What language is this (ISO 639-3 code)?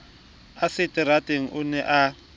sot